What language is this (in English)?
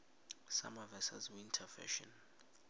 South Ndebele